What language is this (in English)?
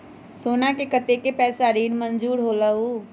Magahi